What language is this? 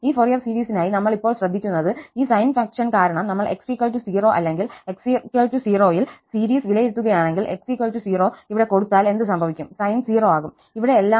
Malayalam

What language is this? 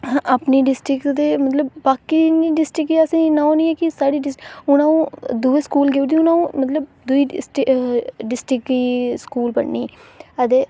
Dogri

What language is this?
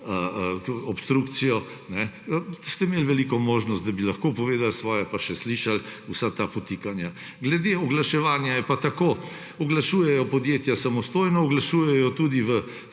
Slovenian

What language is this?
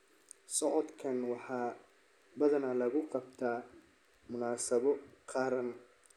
Somali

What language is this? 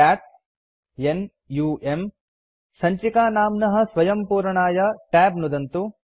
Sanskrit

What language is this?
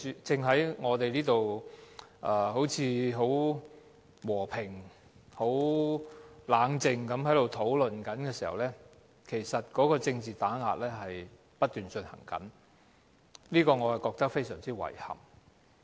Cantonese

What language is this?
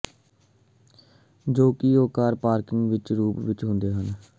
Punjabi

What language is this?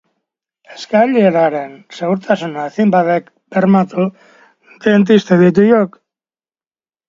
Basque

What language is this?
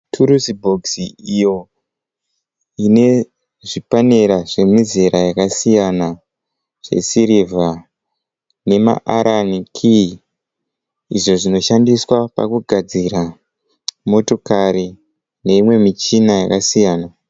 Shona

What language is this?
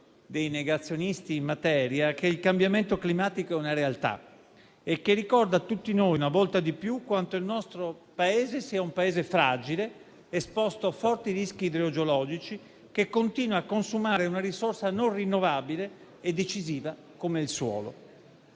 Italian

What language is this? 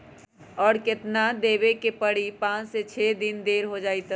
Magahi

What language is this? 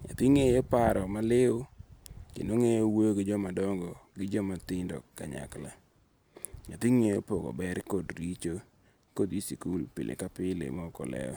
Luo (Kenya and Tanzania)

